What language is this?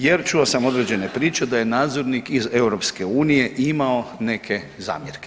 Croatian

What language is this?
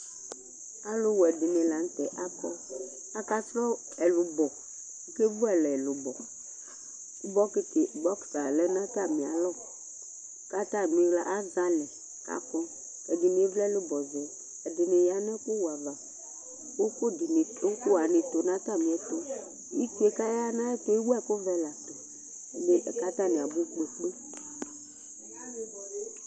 Ikposo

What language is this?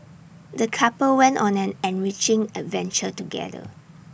English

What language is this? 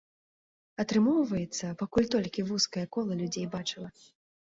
Belarusian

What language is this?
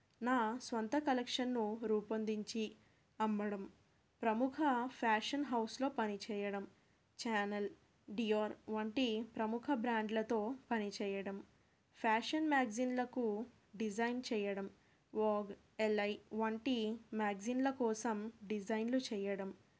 Telugu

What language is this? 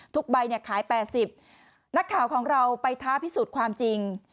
Thai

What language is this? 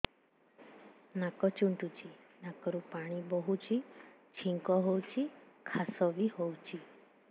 Odia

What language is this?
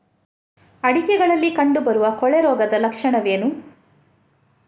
Kannada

